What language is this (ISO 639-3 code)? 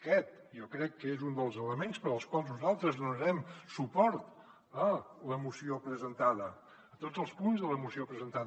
cat